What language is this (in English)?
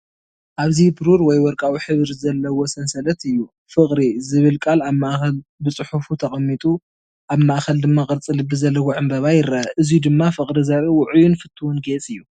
Tigrinya